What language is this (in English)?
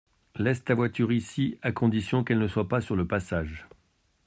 French